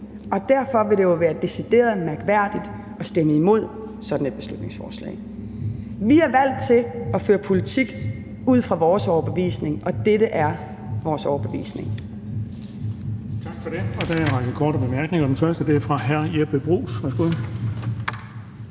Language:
Danish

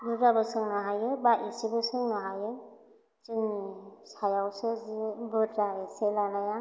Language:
Bodo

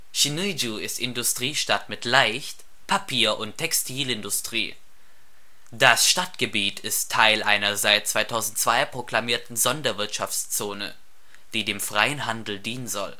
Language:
German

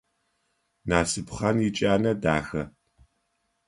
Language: Adyghe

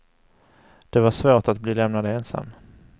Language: Swedish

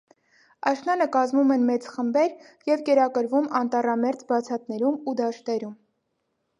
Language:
Armenian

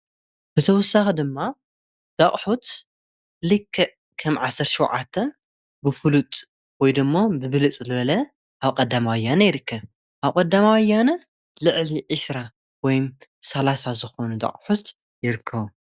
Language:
Tigrinya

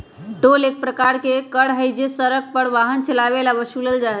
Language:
Magahi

